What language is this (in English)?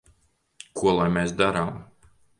Latvian